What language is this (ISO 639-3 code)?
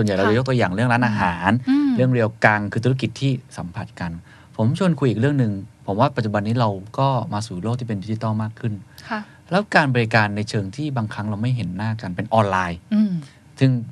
tha